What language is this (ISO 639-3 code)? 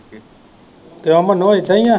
pan